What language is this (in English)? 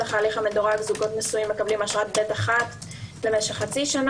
Hebrew